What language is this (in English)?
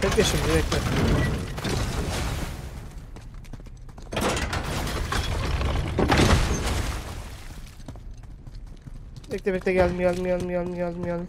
Turkish